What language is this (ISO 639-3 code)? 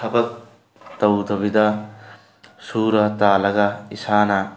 mni